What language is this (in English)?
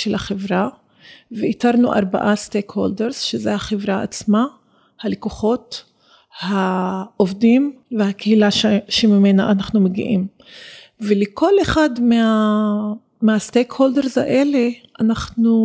Hebrew